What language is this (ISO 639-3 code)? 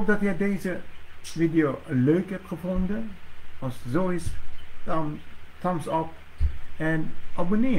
nld